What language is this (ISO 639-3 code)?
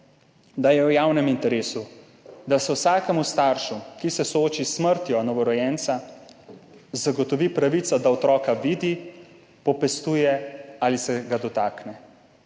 slv